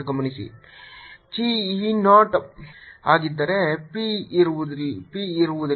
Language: Kannada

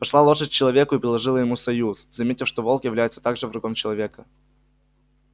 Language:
Russian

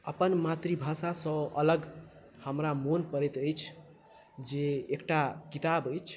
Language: Maithili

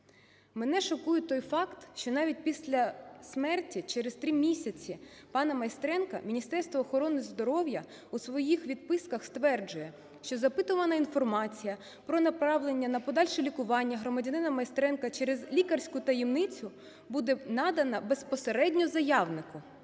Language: Ukrainian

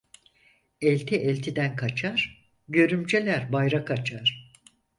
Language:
Turkish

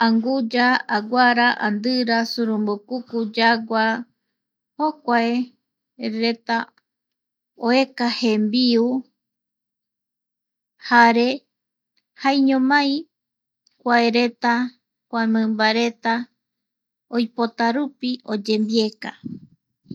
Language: Eastern Bolivian Guaraní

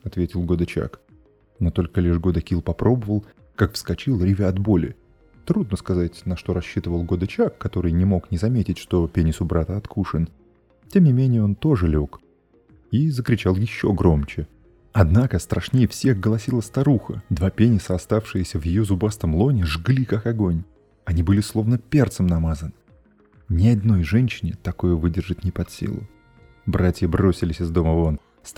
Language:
Russian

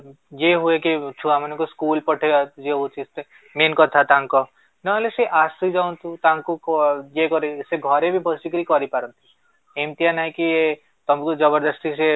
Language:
Odia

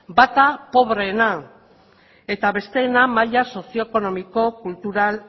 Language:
Basque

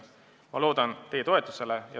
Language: Estonian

